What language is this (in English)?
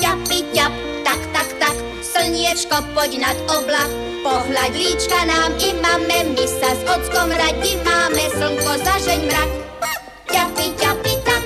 Slovak